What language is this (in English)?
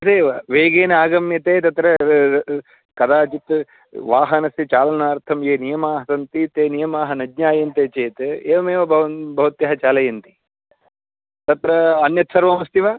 Sanskrit